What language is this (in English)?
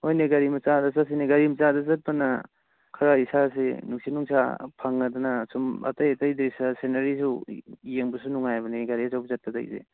Manipuri